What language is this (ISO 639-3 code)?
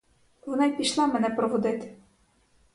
ukr